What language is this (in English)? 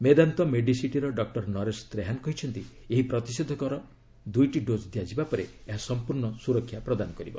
Odia